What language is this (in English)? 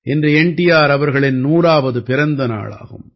Tamil